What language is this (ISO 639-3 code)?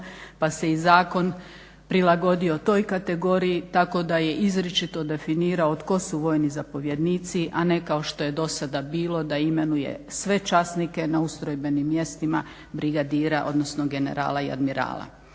hrv